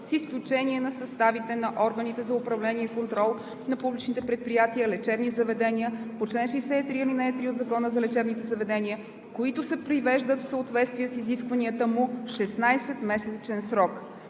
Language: Bulgarian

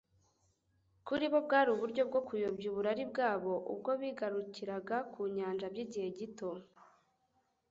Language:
Kinyarwanda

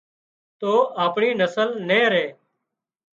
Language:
Wadiyara Koli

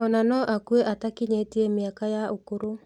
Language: Kikuyu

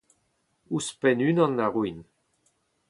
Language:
Breton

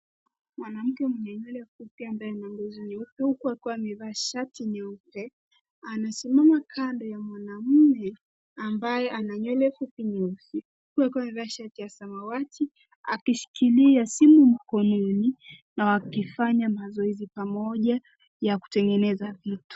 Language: Swahili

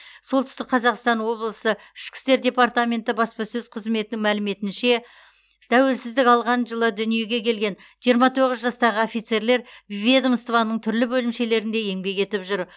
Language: Kazakh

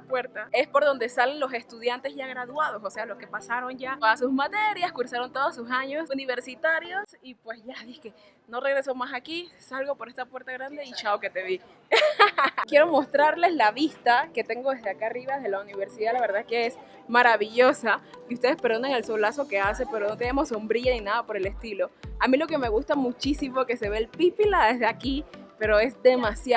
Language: Spanish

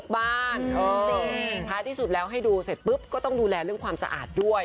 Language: Thai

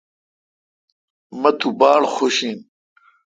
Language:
Kalkoti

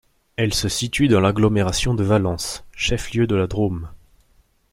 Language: French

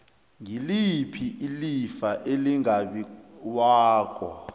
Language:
South Ndebele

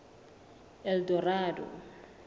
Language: Southern Sotho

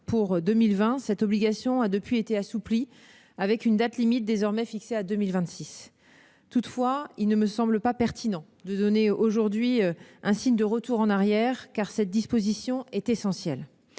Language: French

